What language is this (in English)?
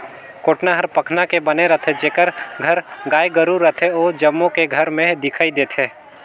Chhattisgarhi